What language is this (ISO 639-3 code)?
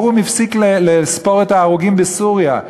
heb